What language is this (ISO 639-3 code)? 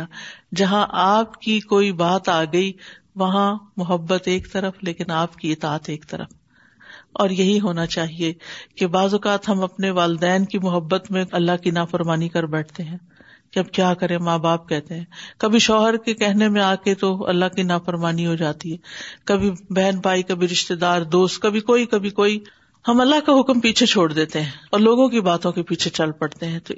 urd